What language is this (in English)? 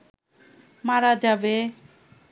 Bangla